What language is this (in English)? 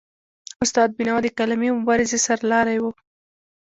Pashto